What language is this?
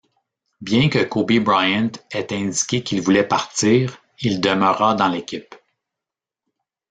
French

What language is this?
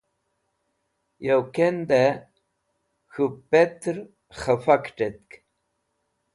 Wakhi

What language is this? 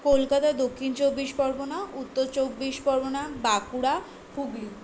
Bangla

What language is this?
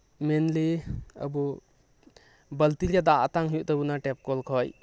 Santali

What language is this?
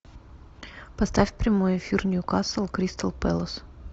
Russian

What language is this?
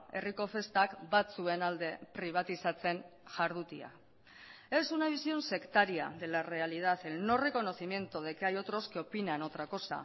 Spanish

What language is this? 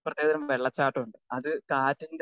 Malayalam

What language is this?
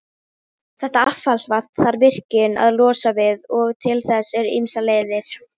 Icelandic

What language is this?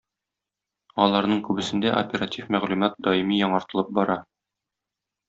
Tatar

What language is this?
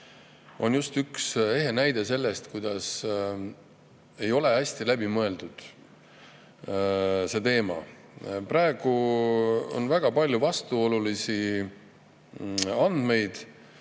Estonian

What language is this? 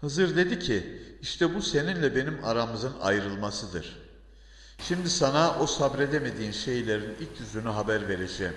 Turkish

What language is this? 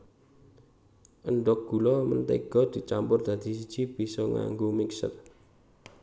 Javanese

